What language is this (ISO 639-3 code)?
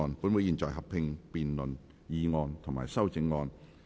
yue